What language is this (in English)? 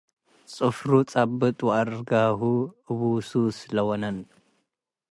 Tigre